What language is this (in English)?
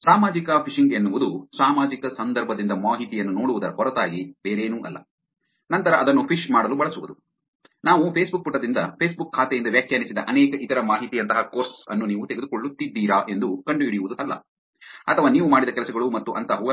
Kannada